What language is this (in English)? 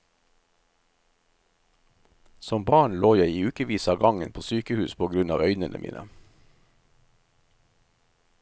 Norwegian